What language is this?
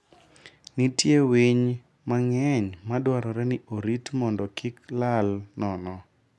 Luo (Kenya and Tanzania)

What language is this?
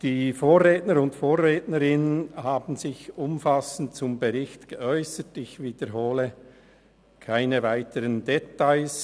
Swiss German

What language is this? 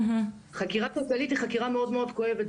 Hebrew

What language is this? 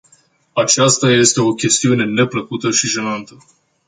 Romanian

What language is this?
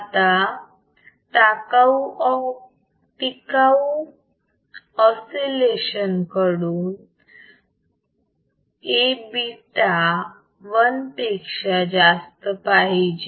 Marathi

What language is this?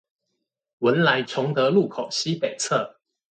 Chinese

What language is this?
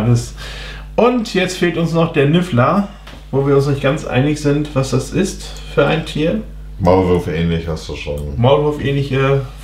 German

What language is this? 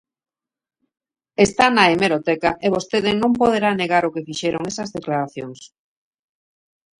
Galician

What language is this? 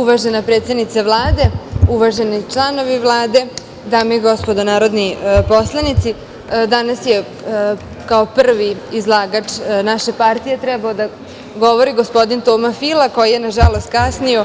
Serbian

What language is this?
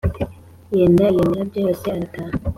Kinyarwanda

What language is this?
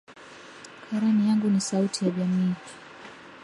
Swahili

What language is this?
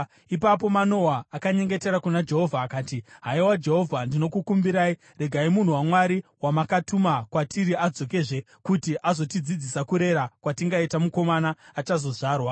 Shona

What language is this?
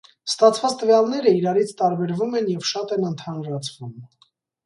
Armenian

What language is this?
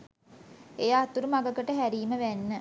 Sinhala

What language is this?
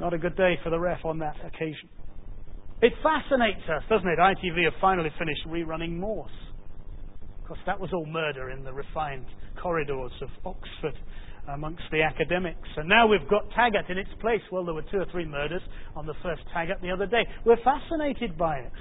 English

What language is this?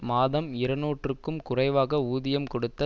Tamil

